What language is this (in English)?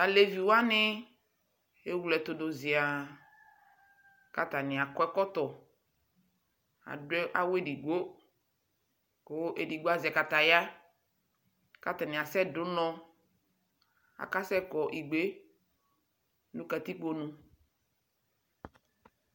Ikposo